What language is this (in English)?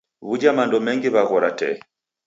Taita